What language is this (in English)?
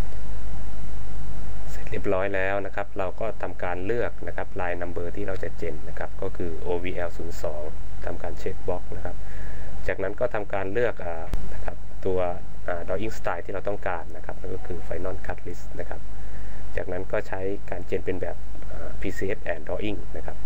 Thai